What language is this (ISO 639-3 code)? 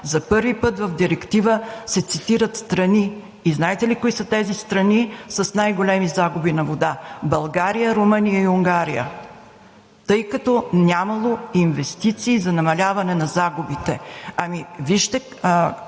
bul